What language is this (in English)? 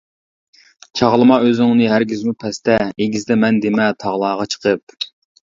Uyghur